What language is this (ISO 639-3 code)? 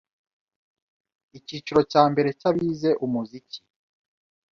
kin